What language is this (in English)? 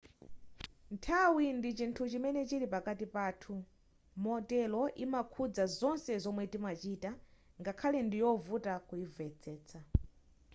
Nyanja